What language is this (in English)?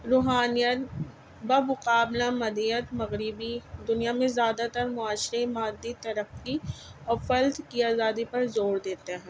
Urdu